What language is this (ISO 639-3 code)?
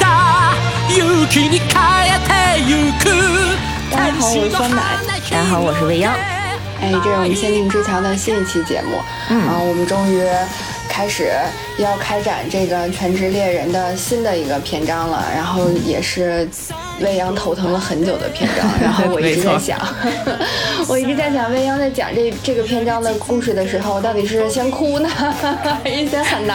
zho